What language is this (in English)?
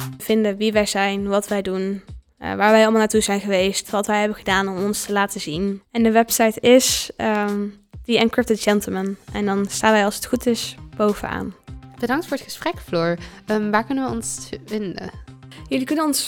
Dutch